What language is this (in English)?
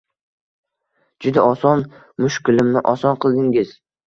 Uzbek